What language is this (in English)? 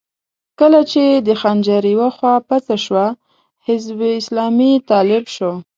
Pashto